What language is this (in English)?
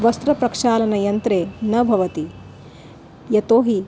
Sanskrit